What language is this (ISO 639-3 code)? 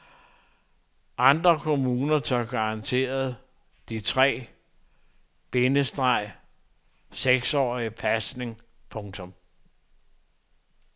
dan